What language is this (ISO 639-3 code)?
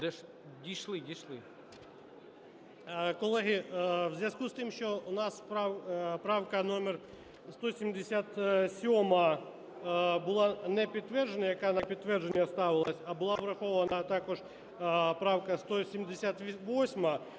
ukr